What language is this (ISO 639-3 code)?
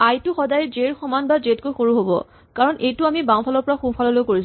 asm